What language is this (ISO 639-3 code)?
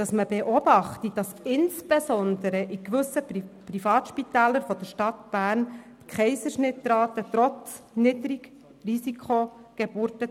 gsw